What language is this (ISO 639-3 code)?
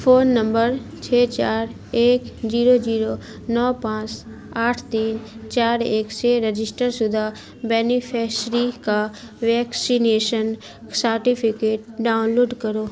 urd